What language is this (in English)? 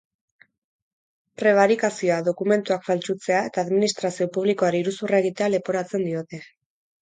Basque